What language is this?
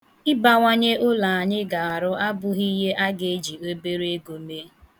Igbo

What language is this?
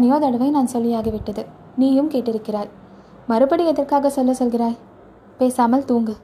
Tamil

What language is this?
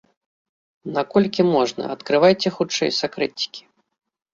Belarusian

